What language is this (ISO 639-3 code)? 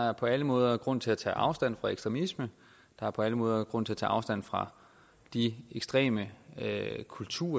dan